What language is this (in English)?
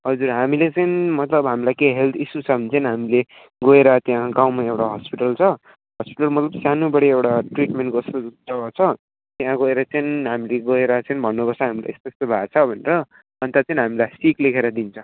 Nepali